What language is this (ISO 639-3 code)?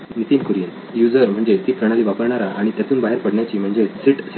mar